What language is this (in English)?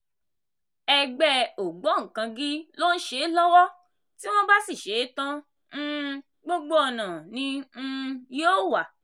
Yoruba